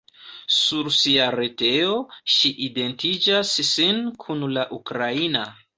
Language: Esperanto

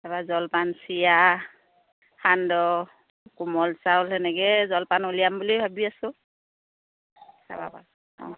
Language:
Assamese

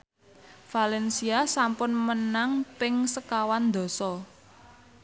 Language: Javanese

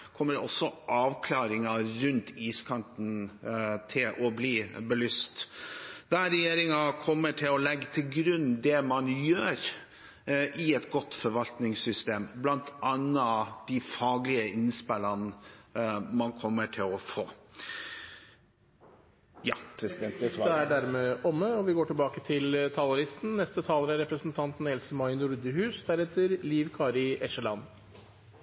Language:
Norwegian Bokmål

